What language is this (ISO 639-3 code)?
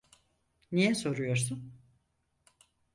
tur